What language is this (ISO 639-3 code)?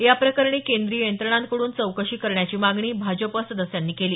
mar